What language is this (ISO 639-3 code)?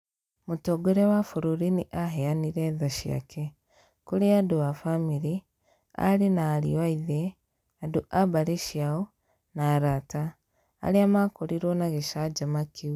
kik